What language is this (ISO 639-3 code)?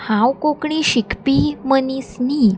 kok